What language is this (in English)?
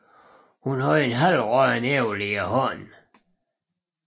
Danish